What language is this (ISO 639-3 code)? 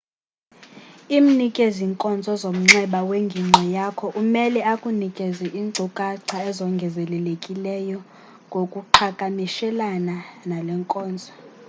xho